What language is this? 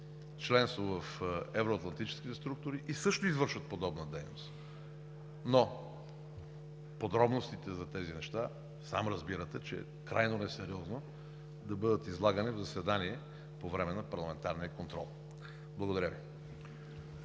Bulgarian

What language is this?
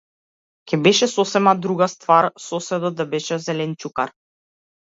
Macedonian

